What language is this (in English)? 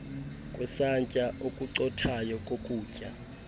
Xhosa